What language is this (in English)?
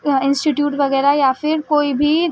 Urdu